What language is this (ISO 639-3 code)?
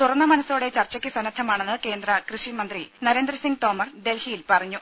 mal